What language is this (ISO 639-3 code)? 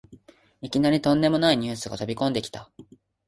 jpn